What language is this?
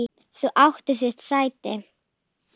Icelandic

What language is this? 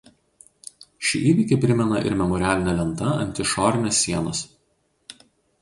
Lithuanian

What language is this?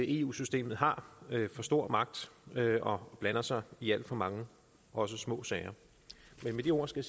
Danish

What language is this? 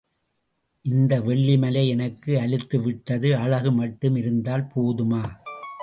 Tamil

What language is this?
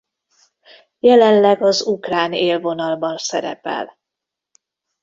Hungarian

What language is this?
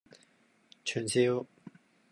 Cantonese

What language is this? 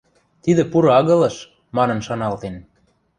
Western Mari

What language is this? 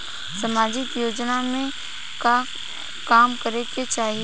Bhojpuri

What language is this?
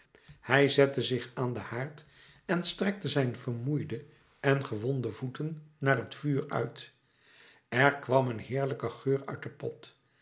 Dutch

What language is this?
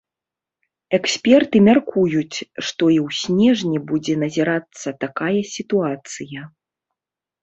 Belarusian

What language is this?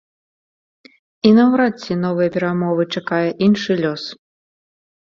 Belarusian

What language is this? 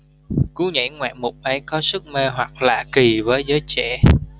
Vietnamese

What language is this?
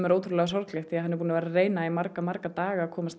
Icelandic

